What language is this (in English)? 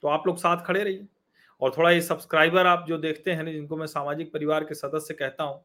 Hindi